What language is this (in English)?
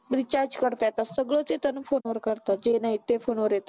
Marathi